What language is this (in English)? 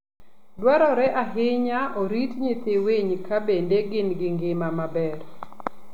Luo (Kenya and Tanzania)